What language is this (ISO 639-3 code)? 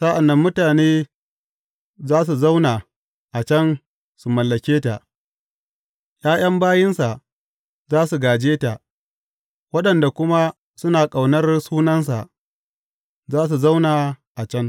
hau